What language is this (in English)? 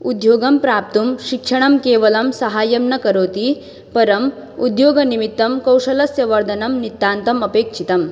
Sanskrit